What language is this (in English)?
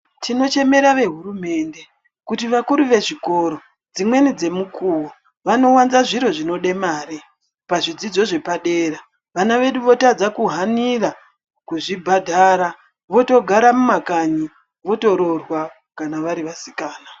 Ndau